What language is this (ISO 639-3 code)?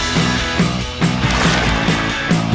vie